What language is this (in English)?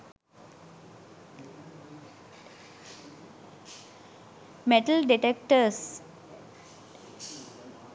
Sinhala